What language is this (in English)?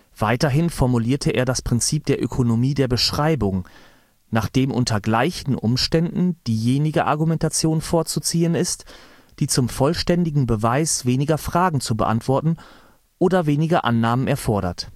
German